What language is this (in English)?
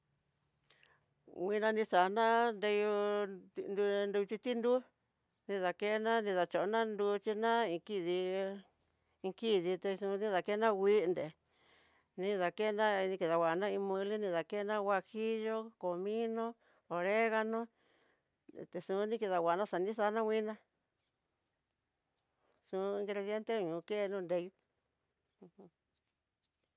Tidaá Mixtec